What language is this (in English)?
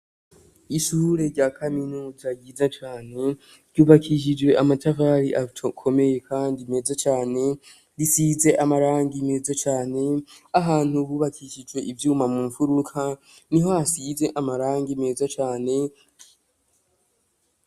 Rundi